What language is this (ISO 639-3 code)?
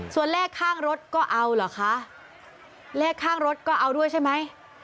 tha